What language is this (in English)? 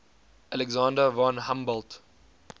English